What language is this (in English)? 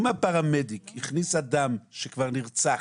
Hebrew